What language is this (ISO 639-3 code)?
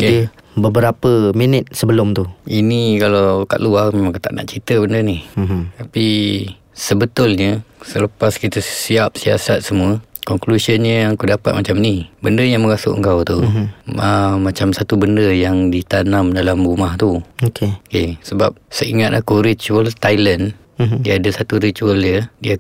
msa